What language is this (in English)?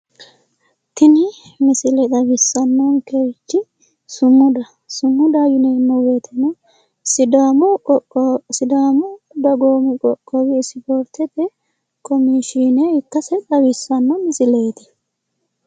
Sidamo